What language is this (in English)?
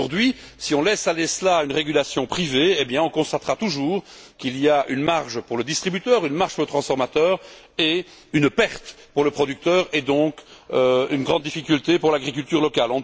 French